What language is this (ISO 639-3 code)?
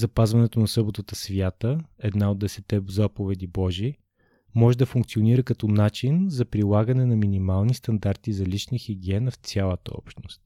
bul